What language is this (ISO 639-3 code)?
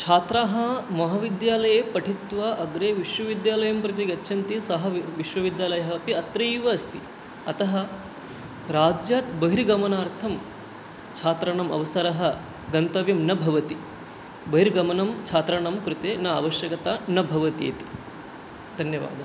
san